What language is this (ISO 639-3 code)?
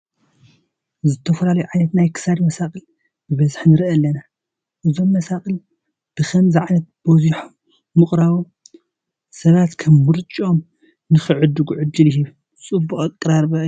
tir